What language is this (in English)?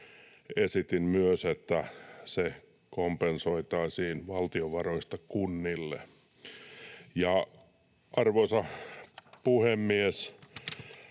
Finnish